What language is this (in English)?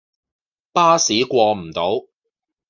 Cantonese